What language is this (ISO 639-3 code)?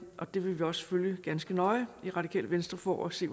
dan